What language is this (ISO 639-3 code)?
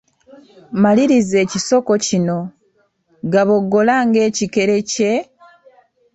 lug